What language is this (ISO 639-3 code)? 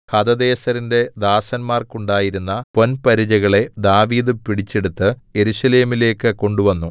mal